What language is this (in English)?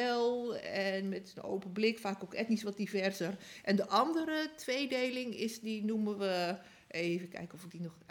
Dutch